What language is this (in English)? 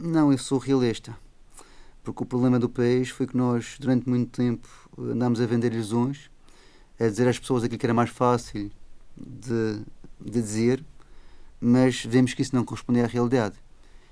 Portuguese